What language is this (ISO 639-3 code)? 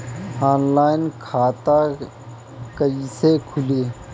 bho